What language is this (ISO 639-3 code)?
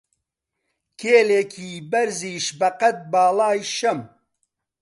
ckb